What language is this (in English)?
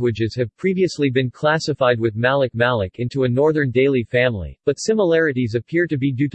English